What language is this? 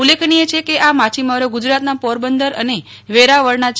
Gujarati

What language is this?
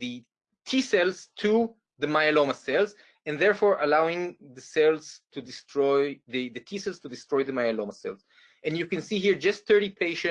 English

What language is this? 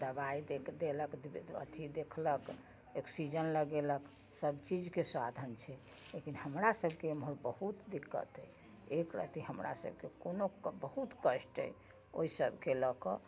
Maithili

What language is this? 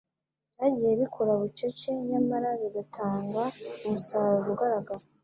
Kinyarwanda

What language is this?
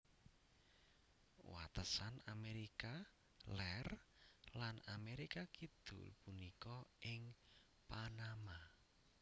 Javanese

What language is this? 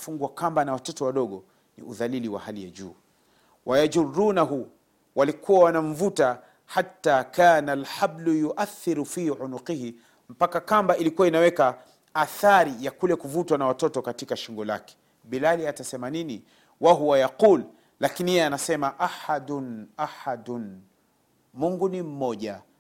Swahili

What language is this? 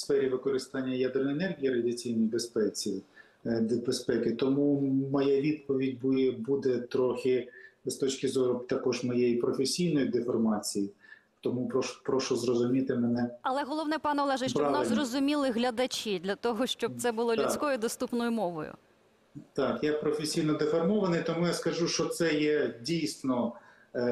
Ukrainian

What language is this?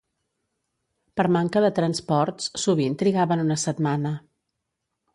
Catalan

